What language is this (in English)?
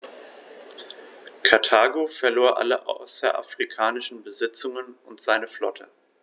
German